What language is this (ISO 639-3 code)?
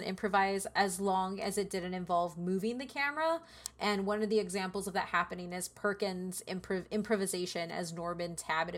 eng